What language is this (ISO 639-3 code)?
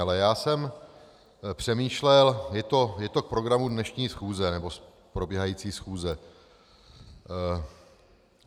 ces